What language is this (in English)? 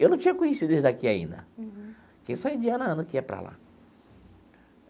Portuguese